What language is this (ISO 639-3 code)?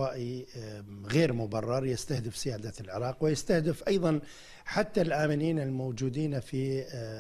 ara